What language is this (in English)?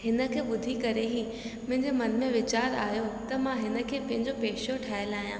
Sindhi